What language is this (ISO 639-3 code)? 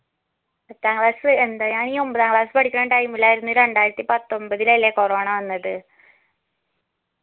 mal